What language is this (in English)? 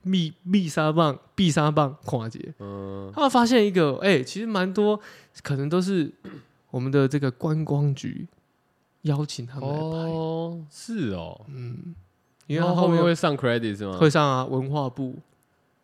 Chinese